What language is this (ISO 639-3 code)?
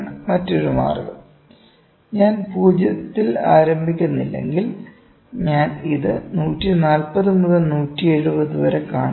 mal